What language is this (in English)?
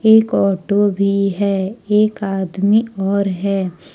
Hindi